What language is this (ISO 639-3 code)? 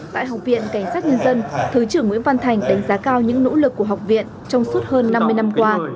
vie